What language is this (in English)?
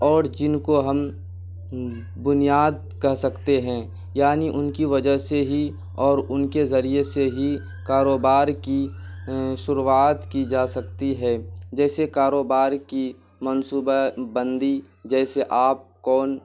Urdu